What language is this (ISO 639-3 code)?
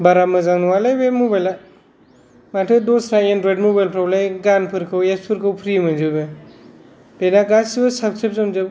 brx